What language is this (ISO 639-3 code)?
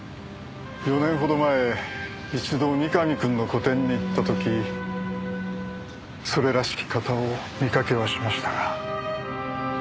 jpn